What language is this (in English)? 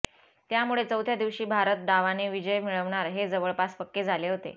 Marathi